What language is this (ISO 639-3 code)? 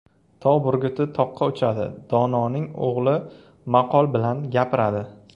uzb